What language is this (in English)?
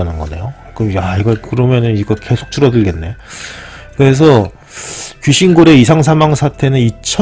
Korean